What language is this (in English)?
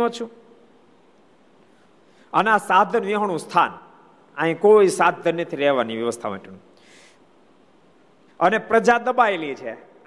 Gujarati